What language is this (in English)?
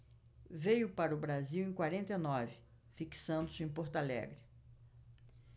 Portuguese